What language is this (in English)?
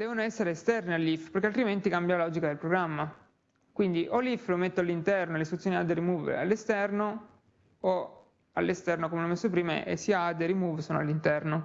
Italian